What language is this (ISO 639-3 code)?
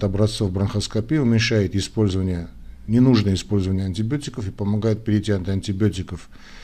rus